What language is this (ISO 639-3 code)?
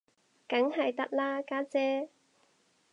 yue